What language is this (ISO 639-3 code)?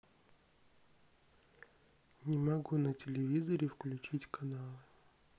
rus